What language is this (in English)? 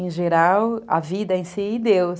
Portuguese